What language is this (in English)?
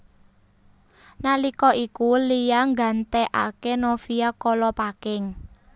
Javanese